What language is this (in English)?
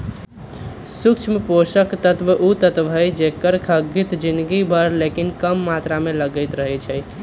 Magahi